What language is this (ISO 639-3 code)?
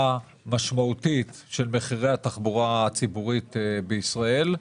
heb